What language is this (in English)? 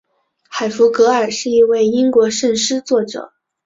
Chinese